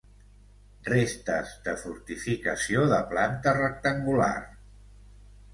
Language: Catalan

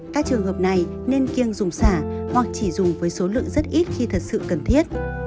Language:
Vietnamese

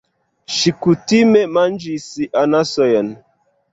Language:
Esperanto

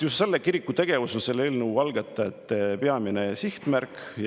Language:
Estonian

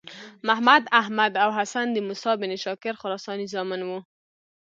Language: Pashto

